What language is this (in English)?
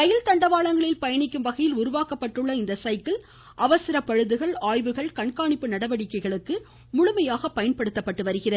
Tamil